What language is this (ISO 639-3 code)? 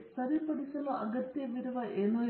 kan